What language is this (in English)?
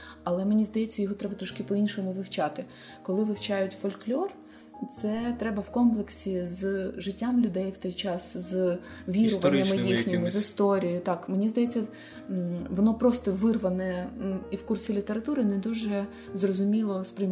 Ukrainian